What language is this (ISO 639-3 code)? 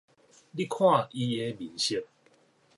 nan